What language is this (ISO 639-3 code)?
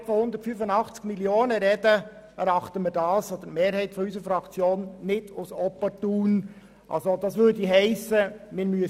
gsw